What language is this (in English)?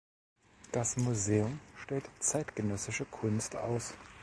German